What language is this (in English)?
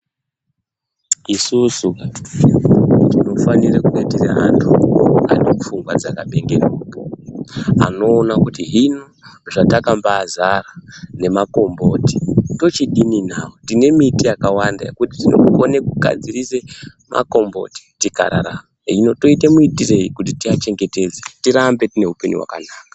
Ndau